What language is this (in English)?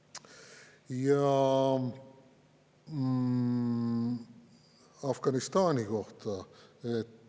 Estonian